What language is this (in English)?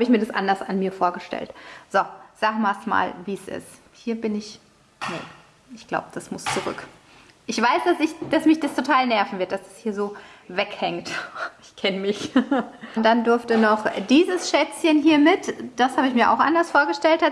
German